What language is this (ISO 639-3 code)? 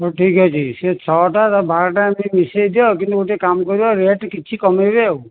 ori